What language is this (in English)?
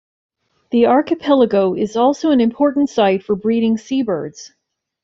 English